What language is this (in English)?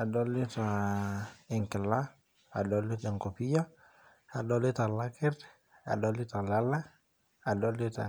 Masai